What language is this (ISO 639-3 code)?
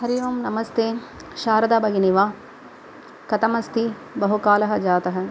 san